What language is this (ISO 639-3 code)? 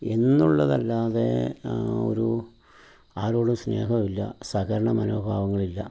mal